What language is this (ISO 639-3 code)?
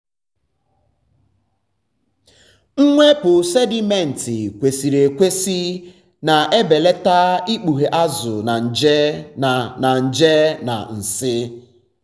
ibo